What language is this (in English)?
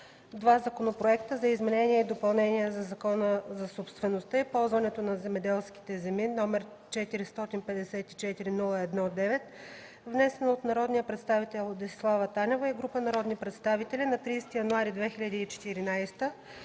Bulgarian